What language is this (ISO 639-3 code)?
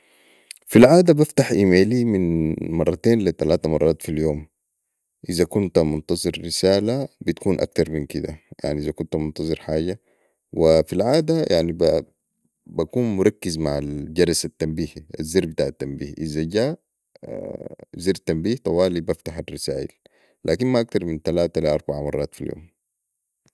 apd